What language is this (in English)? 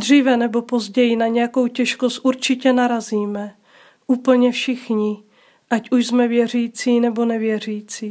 Czech